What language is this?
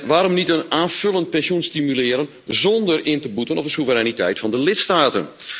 Dutch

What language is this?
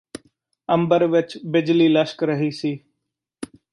Punjabi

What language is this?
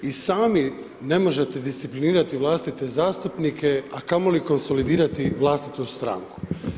Croatian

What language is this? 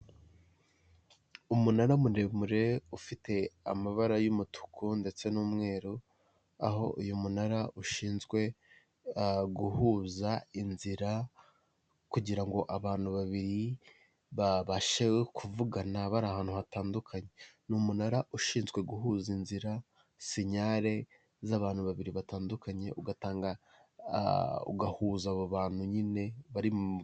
Kinyarwanda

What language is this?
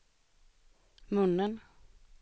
Swedish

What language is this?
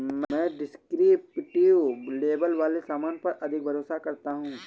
Hindi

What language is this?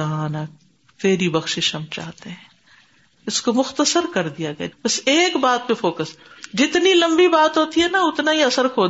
Urdu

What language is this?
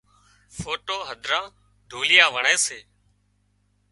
Wadiyara Koli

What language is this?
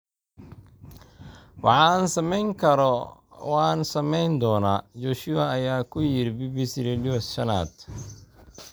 Somali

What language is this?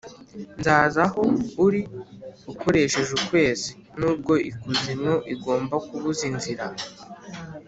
Kinyarwanda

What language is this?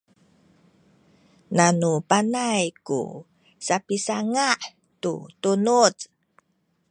Sakizaya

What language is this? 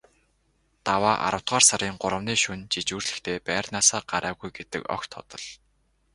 Mongolian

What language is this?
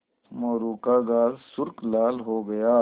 Hindi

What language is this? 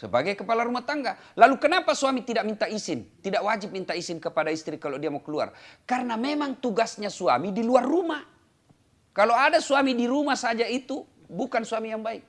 Indonesian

